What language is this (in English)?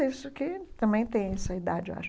Portuguese